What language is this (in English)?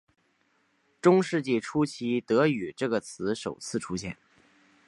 Chinese